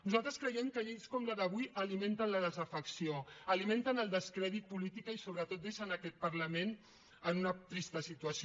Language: Catalan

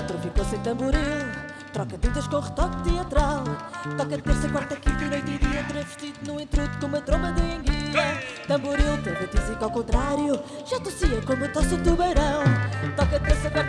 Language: Portuguese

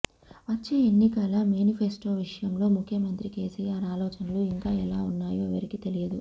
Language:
Telugu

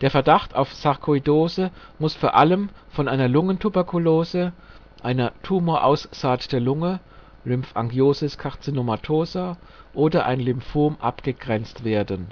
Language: German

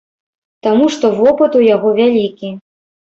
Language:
Belarusian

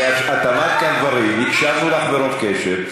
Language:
Hebrew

